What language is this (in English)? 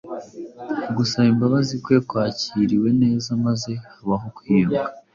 Kinyarwanda